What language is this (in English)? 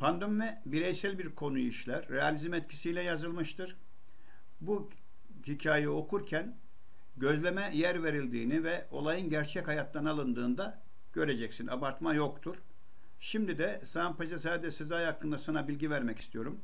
Turkish